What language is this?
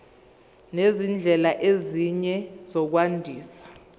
Zulu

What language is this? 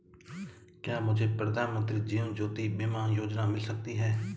Hindi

